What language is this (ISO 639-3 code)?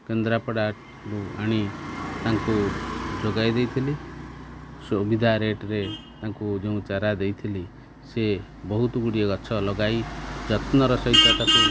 ori